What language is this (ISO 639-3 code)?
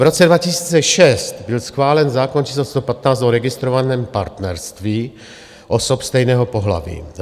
ces